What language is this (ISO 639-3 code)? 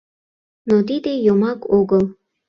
chm